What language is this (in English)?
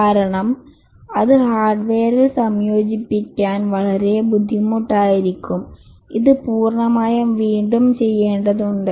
Malayalam